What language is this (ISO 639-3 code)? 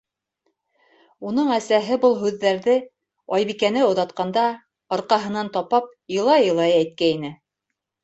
bak